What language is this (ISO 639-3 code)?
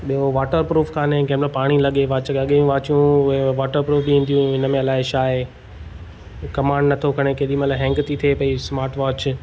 snd